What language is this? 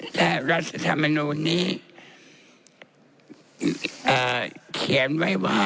Thai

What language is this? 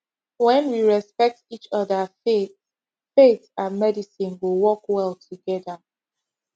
Nigerian Pidgin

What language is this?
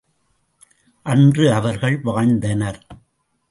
Tamil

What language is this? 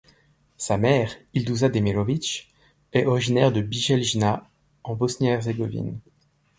French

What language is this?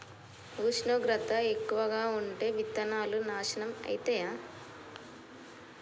Telugu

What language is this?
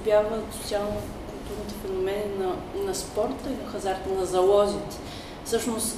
Bulgarian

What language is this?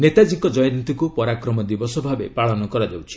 Odia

